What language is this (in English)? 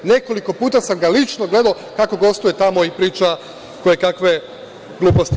Serbian